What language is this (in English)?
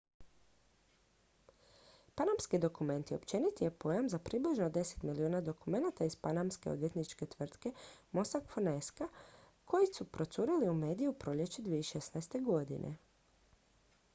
Croatian